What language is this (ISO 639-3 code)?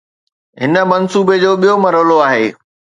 snd